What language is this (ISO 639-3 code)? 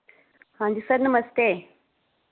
doi